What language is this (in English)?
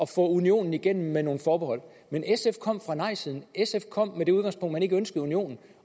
Danish